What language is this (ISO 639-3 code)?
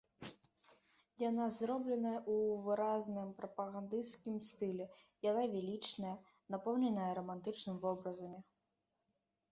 bel